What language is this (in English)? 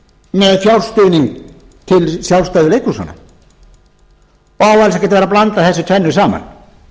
Icelandic